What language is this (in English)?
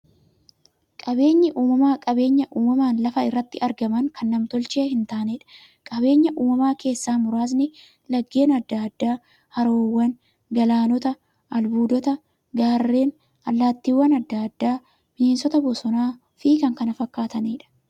Oromo